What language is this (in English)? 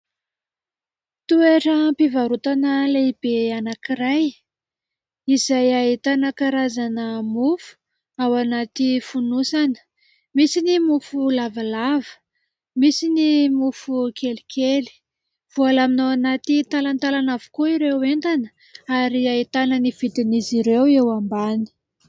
Malagasy